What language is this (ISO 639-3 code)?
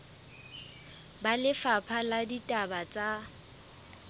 sot